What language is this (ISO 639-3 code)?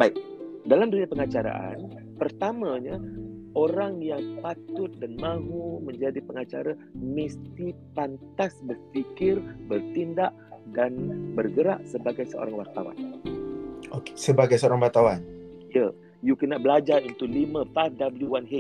msa